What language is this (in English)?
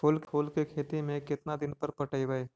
Magahi